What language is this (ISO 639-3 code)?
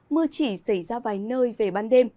vie